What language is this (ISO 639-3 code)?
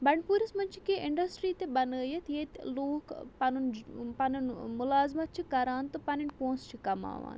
kas